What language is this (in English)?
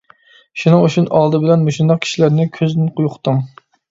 Uyghur